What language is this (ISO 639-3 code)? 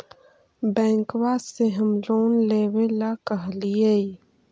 mag